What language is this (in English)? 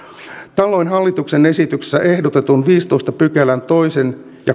Finnish